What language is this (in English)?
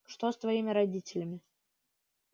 Russian